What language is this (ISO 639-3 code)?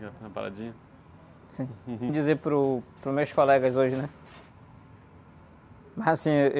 por